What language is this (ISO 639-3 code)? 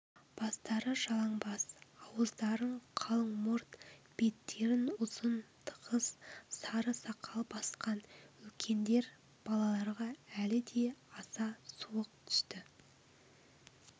kaz